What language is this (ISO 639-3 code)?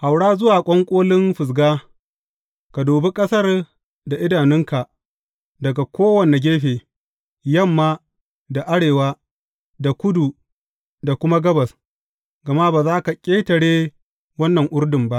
hau